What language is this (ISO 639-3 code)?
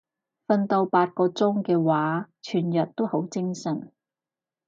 yue